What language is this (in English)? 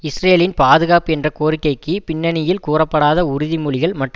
Tamil